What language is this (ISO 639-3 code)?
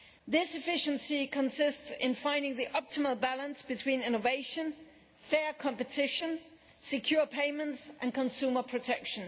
eng